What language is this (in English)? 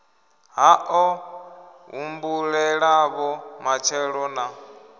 Venda